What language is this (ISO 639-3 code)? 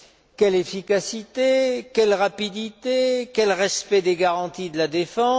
fra